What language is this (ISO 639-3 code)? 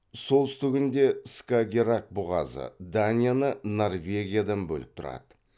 kaz